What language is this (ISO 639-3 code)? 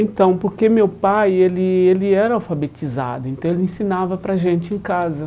por